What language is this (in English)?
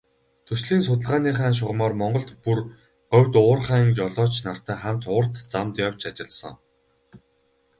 Mongolian